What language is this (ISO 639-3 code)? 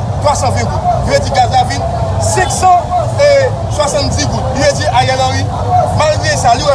fra